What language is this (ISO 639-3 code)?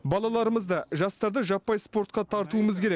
kaz